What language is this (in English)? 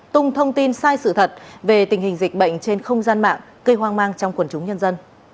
Vietnamese